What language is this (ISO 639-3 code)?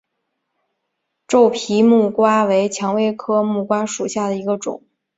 zho